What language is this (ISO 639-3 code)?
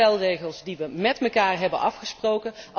nld